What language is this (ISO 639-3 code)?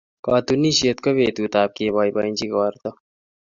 kln